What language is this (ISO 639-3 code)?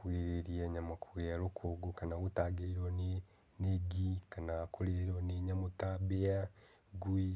kik